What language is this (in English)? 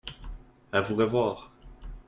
French